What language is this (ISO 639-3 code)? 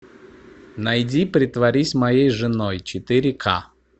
rus